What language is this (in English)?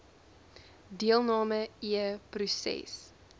Afrikaans